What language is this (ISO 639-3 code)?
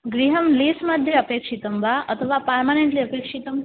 san